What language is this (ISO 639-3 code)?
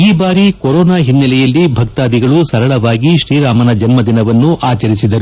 kan